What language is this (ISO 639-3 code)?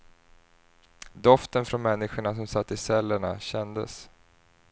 swe